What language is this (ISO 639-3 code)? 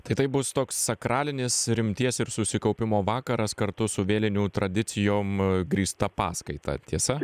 lit